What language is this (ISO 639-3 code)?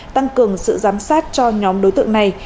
vie